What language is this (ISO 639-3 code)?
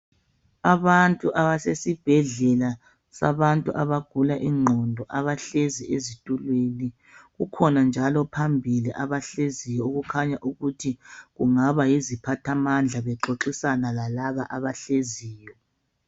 nde